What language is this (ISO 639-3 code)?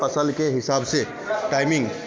hin